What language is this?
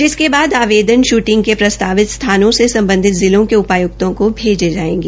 Hindi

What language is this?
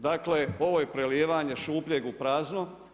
Croatian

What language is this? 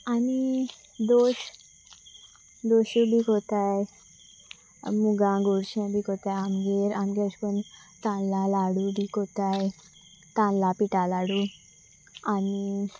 Konkani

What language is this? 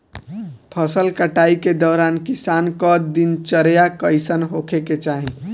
Bhojpuri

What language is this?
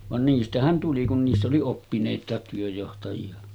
Finnish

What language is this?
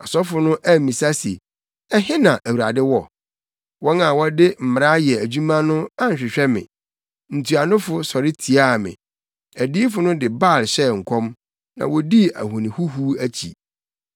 Akan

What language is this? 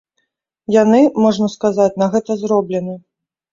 Belarusian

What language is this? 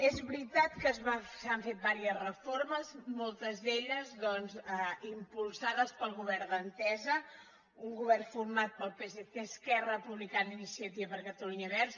Catalan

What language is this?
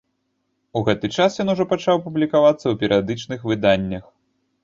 Belarusian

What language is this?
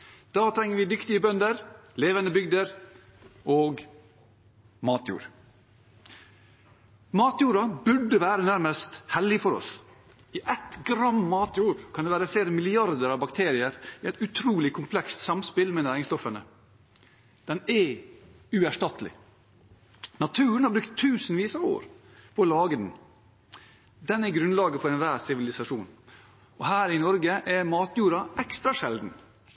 Norwegian Bokmål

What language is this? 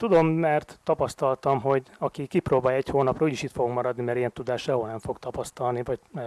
Hungarian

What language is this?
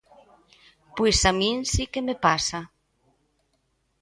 Galician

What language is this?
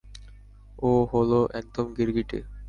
Bangla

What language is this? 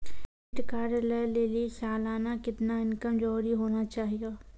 Maithili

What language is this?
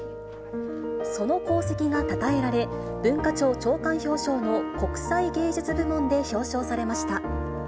Japanese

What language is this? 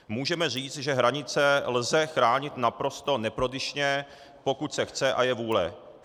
Czech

